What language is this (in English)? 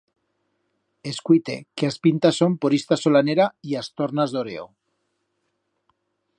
Aragonese